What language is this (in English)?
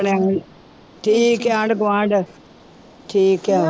Punjabi